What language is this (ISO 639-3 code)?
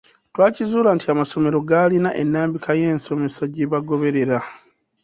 lug